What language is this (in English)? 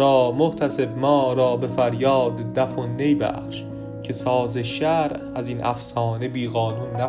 Persian